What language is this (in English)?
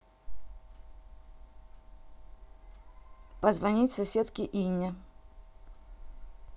Russian